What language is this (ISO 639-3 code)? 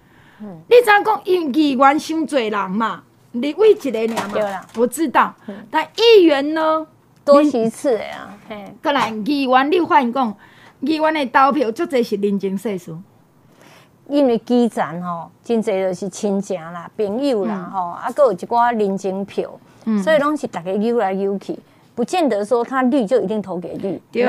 zho